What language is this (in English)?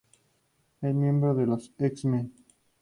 Spanish